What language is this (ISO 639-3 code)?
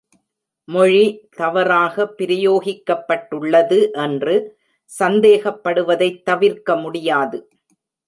tam